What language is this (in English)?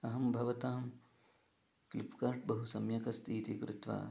Sanskrit